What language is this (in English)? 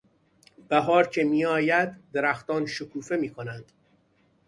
Persian